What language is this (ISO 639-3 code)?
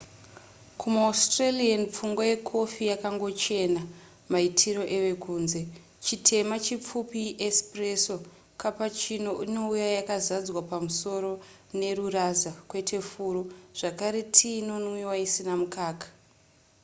sna